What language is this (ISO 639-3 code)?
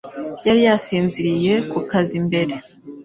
kin